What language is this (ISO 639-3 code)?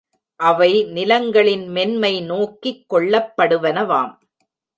tam